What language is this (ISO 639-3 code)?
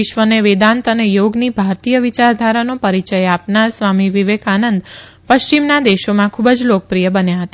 guj